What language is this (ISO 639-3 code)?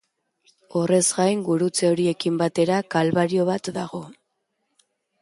eus